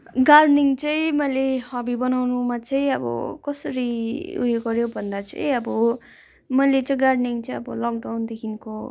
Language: Nepali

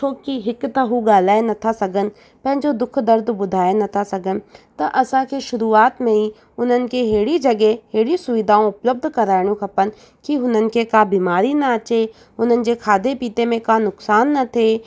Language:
Sindhi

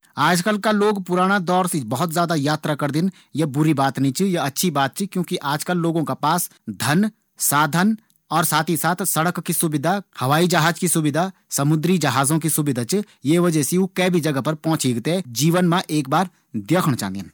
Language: Garhwali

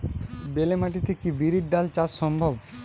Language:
Bangla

